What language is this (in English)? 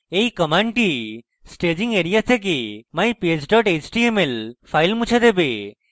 Bangla